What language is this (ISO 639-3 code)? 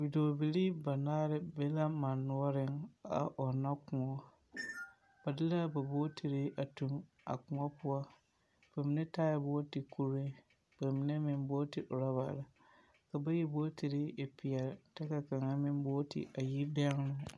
dga